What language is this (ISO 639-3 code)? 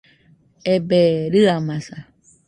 hux